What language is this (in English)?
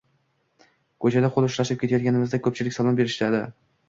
Uzbek